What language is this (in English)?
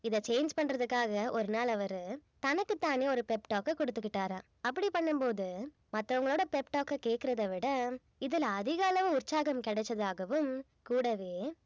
Tamil